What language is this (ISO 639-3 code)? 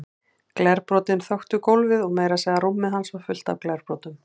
isl